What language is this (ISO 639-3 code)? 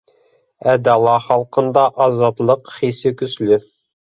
bak